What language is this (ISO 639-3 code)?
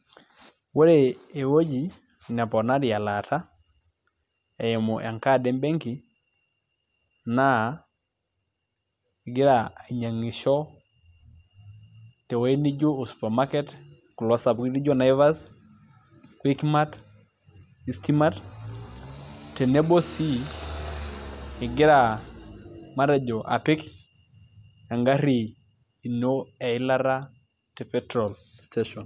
mas